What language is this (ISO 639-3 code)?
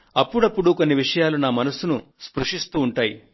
tel